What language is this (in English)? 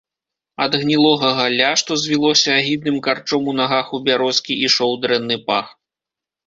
Belarusian